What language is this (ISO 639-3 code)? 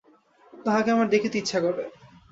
ben